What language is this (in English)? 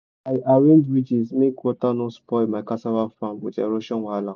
Nigerian Pidgin